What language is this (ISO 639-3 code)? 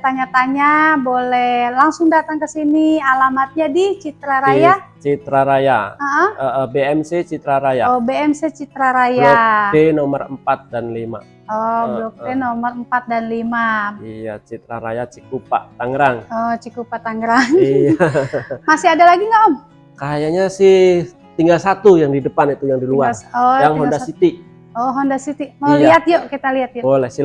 ind